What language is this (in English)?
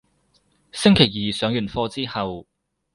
Cantonese